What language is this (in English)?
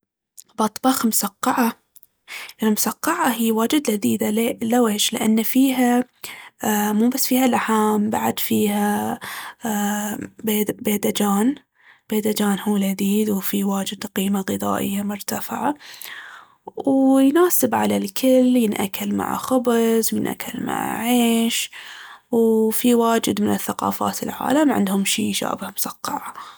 Baharna Arabic